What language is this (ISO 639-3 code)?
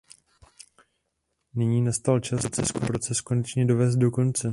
ces